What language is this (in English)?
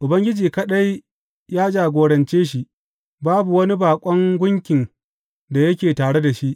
Hausa